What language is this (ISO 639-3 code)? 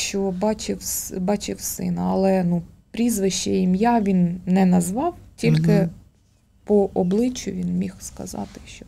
ukr